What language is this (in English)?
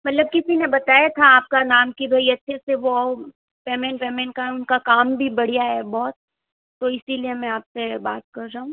Hindi